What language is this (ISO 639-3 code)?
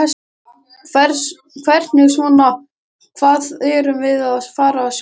isl